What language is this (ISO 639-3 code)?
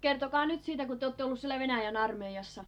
fin